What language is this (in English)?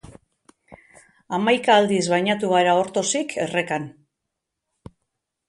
Basque